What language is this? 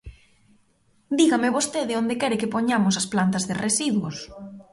Galician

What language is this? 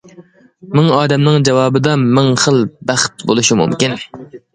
Uyghur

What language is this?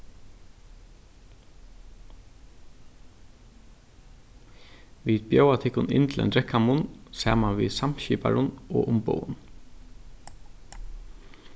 Faroese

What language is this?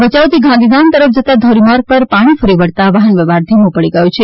Gujarati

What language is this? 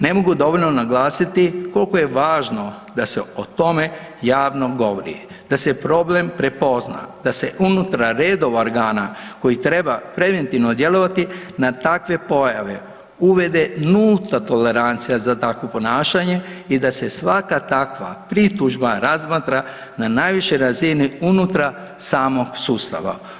Croatian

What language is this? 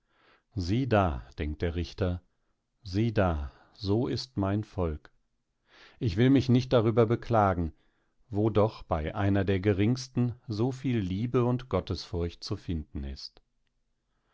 German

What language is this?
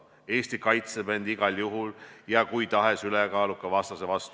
Estonian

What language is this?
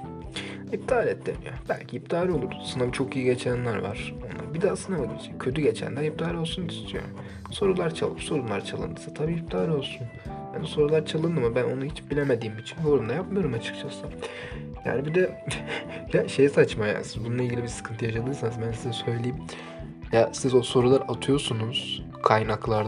Turkish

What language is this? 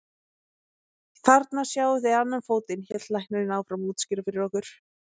Icelandic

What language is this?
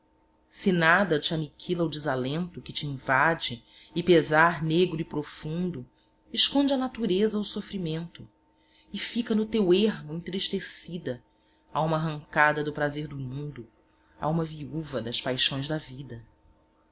Portuguese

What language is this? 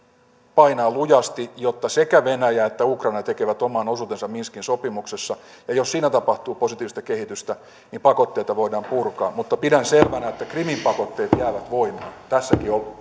Finnish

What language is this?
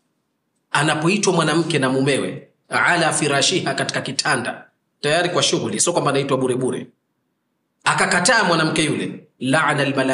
Swahili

